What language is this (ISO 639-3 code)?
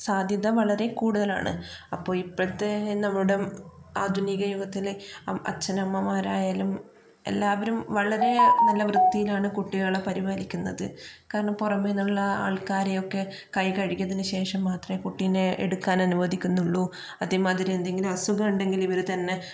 mal